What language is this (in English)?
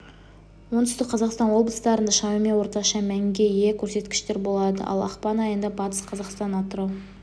Kazakh